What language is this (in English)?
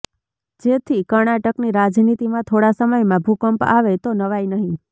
Gujarati